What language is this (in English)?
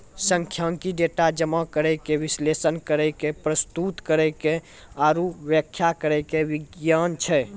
Maithili